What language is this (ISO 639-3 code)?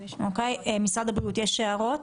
heb